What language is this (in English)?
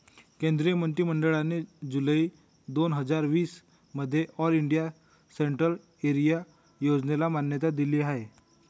Marathi